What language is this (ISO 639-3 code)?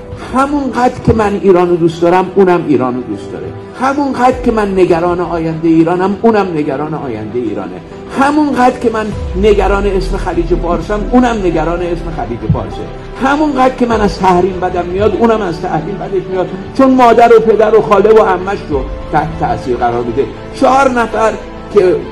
fas